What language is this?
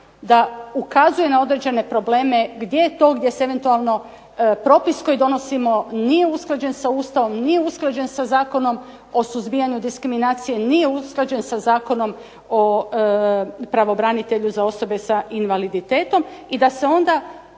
Croatian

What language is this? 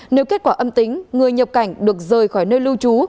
Vietnamese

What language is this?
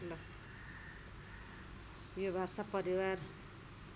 Nepali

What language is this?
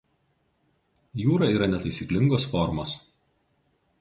Lithuanian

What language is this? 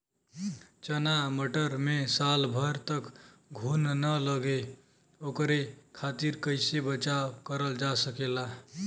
Bhojpuri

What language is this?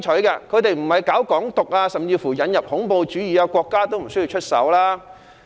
Cantonese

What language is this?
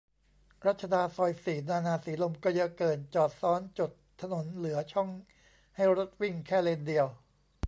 Thai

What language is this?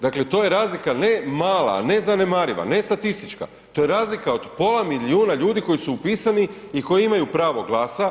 Croatian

